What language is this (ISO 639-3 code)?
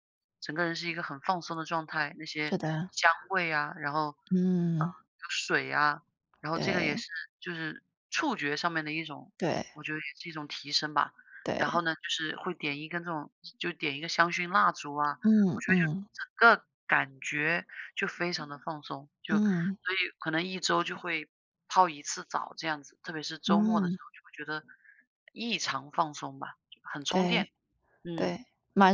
zho